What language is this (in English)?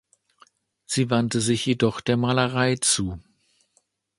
German